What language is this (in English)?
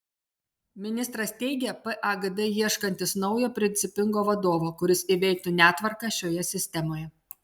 Lithuanian